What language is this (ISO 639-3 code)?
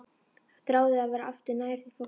isl